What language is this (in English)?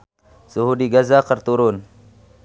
Sundanese